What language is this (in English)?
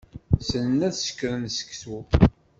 Kabyle